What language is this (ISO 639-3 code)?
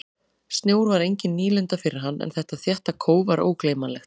isl